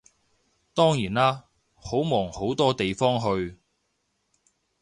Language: Cantonese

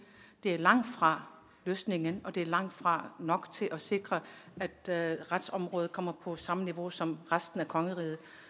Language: Danish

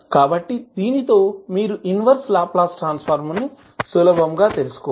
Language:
Telugu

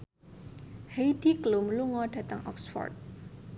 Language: Javanese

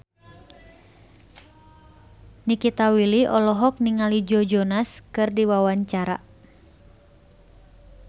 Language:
Sundanese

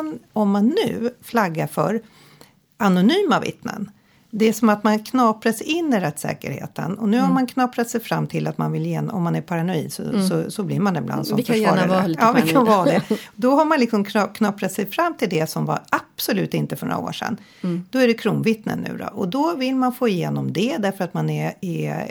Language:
Swedish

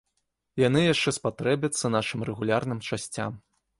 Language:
Belarusian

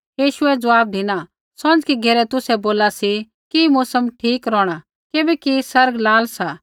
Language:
Kullu Pahari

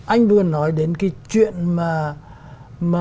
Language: Vietnamese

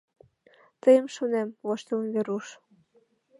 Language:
Mari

